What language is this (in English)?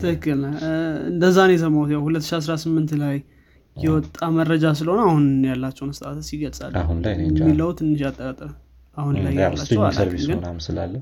Amharic